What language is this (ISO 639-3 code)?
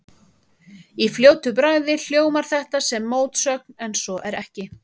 isl